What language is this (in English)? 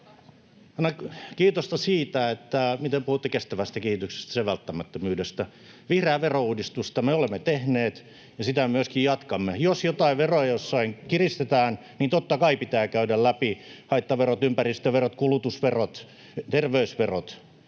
Finnish